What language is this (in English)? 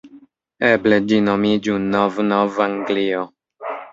Esperanto